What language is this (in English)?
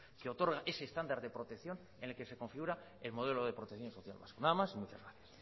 Spanish